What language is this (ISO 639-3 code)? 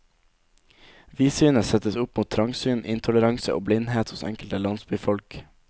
nor